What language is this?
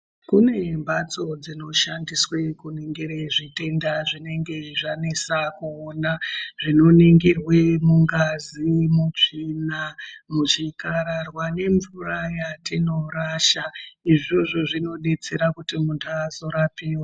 Ndau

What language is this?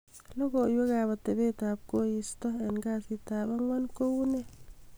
Kalenjin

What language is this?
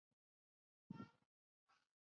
Chinese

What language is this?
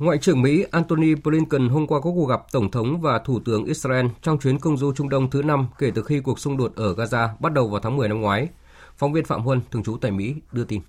Vietnamese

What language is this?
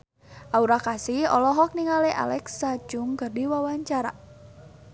Sundanese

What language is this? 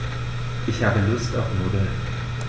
German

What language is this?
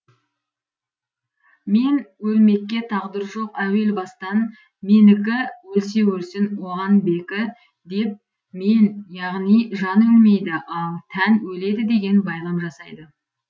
Kazakh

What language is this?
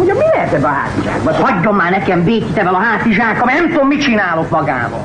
Hungarian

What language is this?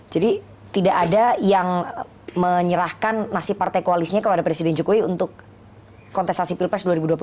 Indonesian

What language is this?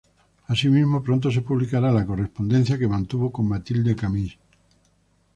Spanish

